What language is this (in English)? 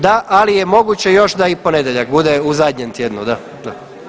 Croatian